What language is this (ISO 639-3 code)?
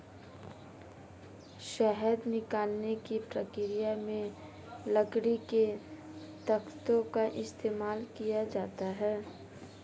hin